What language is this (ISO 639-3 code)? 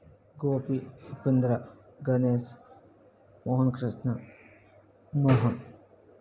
tel